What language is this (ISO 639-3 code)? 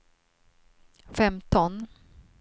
swe